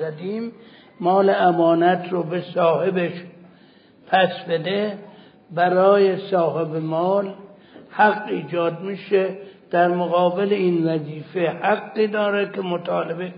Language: Persian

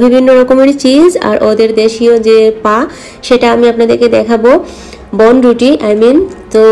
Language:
Hindi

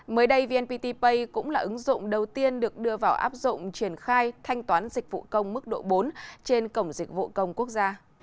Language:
Vietnamese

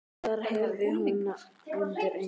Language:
Icelandic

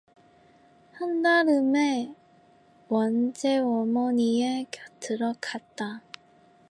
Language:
Korean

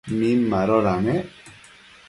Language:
Matsés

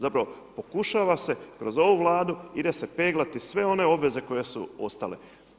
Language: Croatian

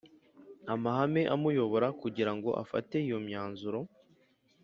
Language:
Kinyarwanda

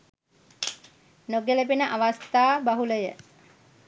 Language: Sinhala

